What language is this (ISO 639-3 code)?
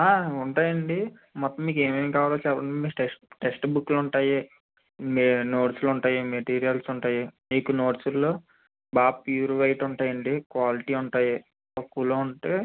tel